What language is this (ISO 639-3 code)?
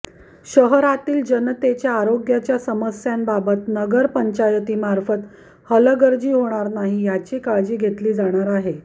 mar